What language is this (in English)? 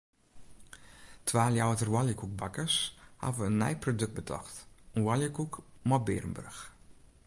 Western Frisian